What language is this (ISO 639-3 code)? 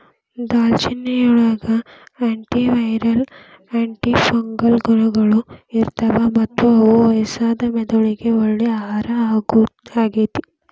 kan